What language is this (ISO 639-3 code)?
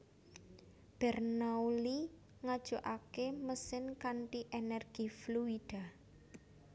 jav